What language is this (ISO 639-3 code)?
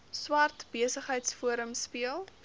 afr